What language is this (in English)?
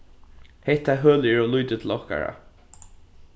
Faroese